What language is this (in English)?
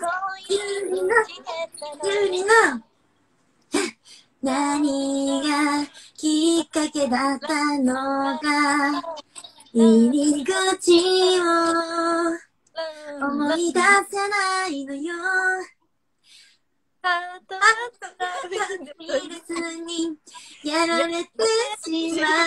Japanese